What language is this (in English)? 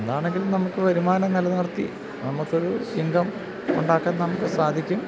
Malayalam